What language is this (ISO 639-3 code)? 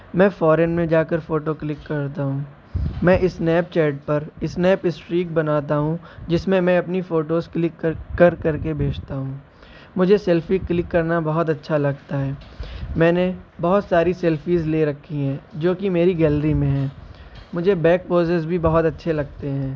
urd